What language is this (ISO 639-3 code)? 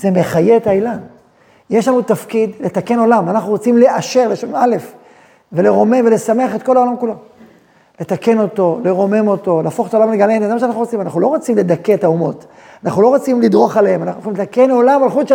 heb